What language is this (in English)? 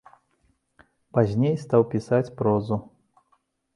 Belarusian